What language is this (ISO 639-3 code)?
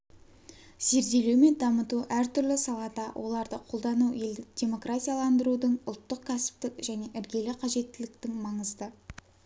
kaz